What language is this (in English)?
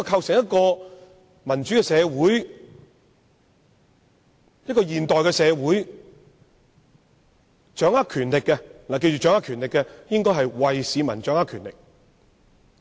Cantonese